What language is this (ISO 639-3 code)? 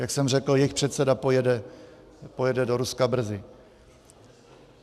ces